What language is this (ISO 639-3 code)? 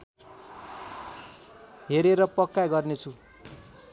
nep